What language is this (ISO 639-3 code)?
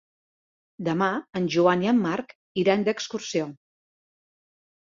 cat